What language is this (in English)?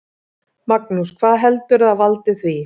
Icelandic